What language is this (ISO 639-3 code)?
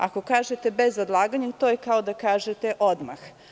srp